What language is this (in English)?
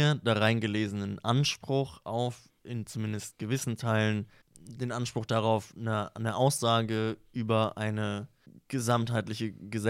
German